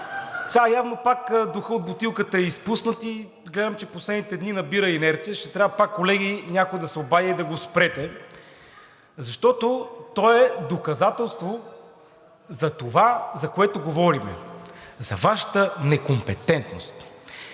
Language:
Bulgarian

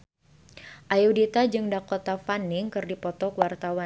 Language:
Sundanese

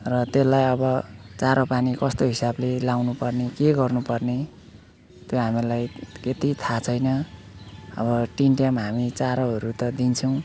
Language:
Nepali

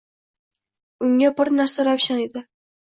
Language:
Uzbek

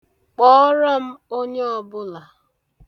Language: Igbo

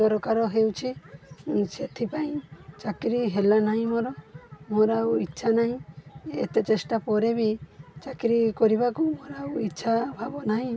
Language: Odia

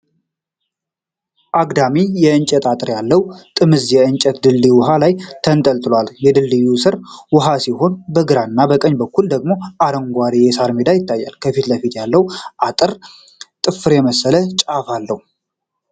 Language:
Amharic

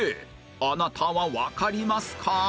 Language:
Japanese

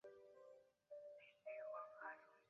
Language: Chinese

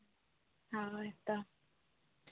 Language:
Santali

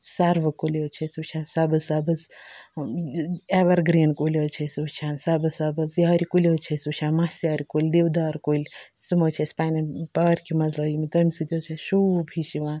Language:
Kashmiri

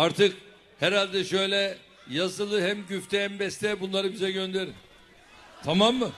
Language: Turkish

